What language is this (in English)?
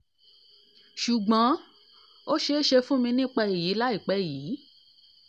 Yoruba